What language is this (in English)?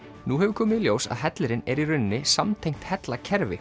Icelandic